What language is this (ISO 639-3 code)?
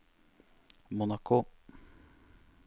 nor